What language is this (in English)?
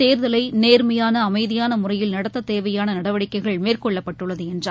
Tamil